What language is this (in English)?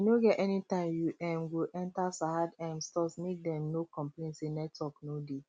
Nigerian Pidgin